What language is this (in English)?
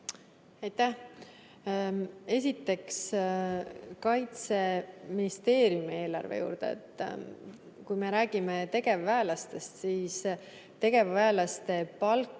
Estonian